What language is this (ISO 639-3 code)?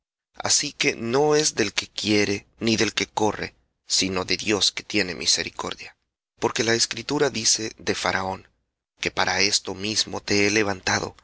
spa